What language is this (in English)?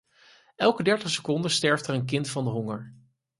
Dutch